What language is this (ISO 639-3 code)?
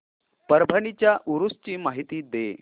mar